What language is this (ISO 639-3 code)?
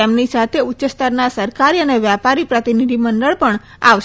guj